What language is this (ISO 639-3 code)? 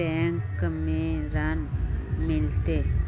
mag